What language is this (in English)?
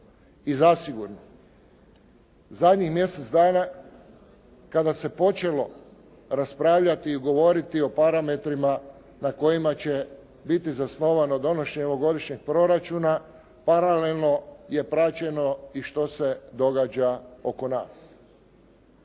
Croatian